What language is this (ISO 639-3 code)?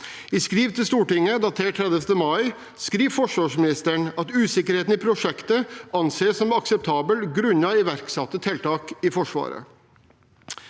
nor